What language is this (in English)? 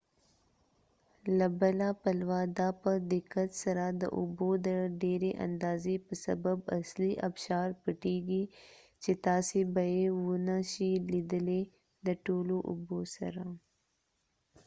Pashto